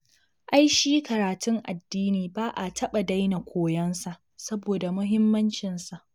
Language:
Hausa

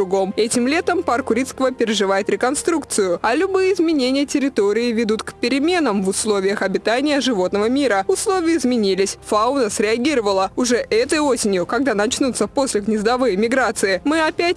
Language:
Russian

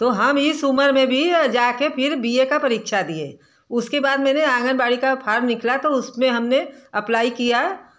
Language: Hindi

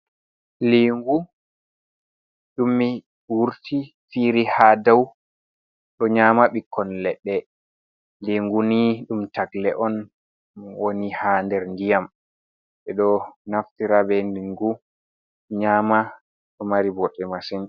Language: Fula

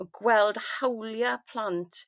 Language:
Welsh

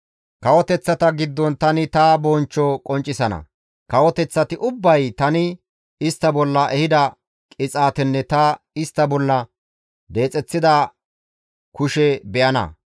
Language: Gamo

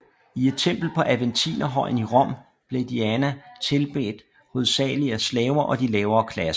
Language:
Danish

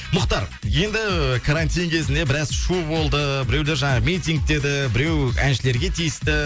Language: Kazakh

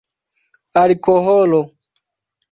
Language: Esperanto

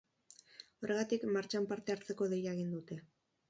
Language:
Basque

